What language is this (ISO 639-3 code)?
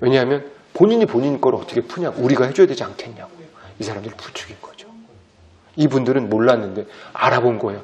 kor